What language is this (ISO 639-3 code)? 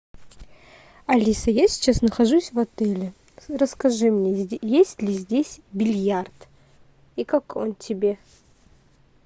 rus